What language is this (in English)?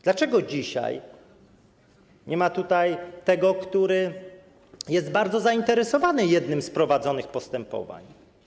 Polish